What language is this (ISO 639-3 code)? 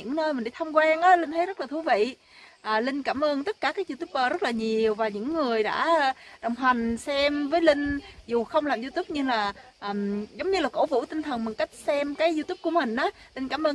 vie